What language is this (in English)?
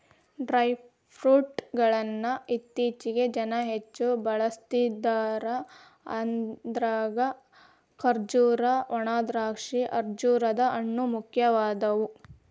Kannada